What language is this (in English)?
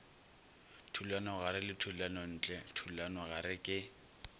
Northern Sotho